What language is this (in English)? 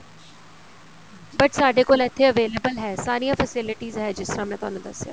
Punjabi